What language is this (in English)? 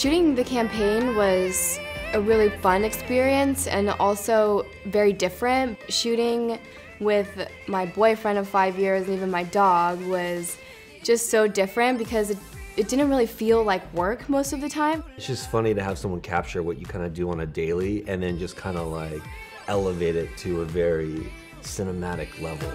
English